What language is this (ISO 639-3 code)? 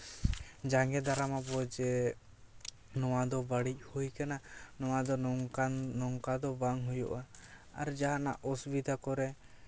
sat